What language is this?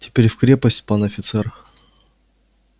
Russian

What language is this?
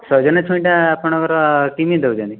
Odia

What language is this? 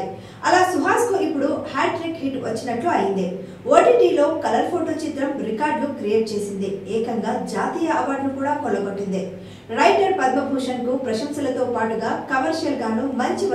Telugu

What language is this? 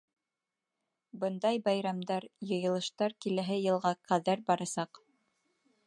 Bashkir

